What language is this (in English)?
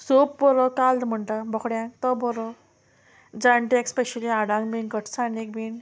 Konkani